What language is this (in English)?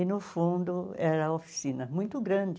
Portuguese